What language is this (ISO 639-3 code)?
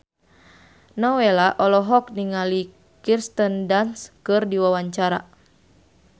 sun